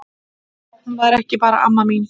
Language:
Icelandic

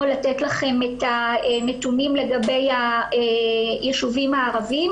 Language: Hebrew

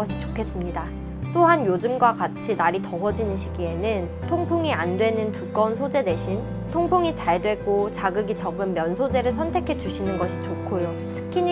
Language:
Korean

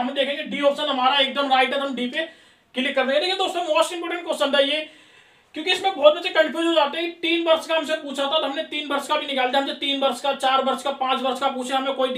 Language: Hindi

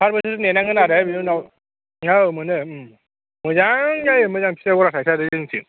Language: Bodo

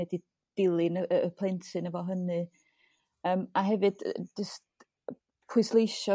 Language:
Welsh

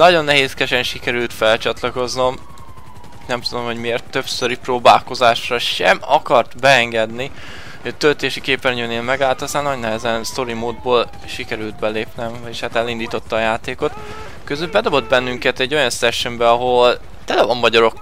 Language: Hungarian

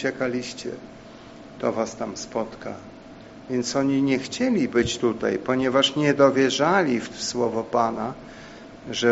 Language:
Polish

